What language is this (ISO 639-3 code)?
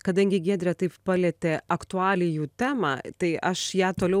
lit